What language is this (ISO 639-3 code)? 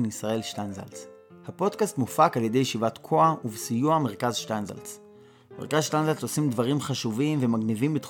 heb